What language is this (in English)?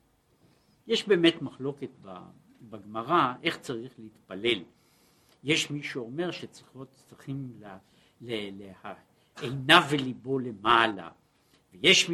Hebrew